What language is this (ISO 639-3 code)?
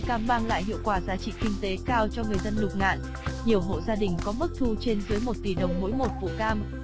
vie